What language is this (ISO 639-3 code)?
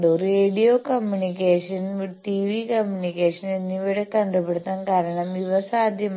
mal